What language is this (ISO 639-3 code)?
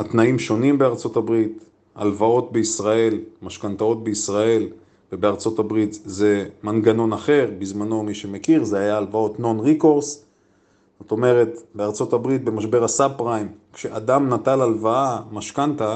heb